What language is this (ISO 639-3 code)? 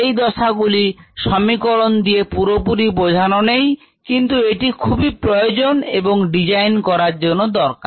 ben